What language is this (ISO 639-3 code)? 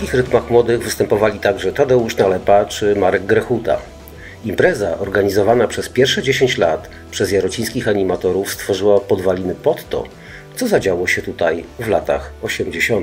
pol